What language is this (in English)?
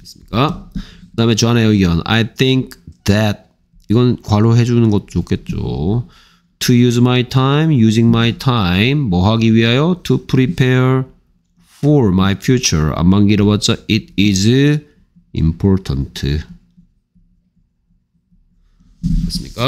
Korean